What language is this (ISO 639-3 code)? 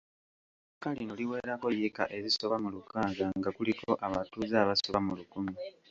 lug